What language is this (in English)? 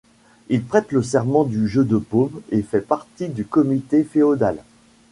French